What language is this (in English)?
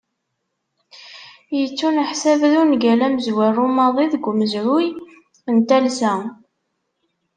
Kabyle